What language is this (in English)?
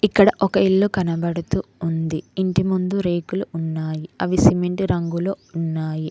Telugu